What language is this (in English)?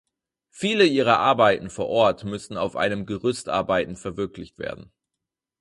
German